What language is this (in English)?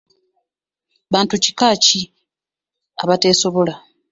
Ganda